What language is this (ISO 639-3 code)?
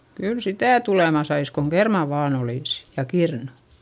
fin